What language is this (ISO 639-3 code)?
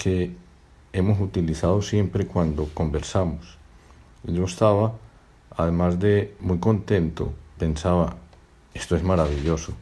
spa